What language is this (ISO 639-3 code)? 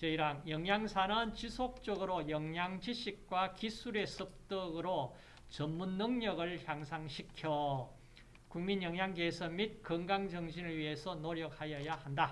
kor